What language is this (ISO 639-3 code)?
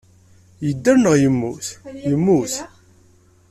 kab